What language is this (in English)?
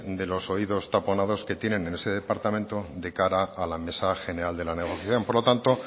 Spanish